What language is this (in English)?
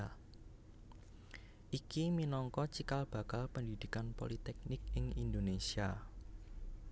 Javanese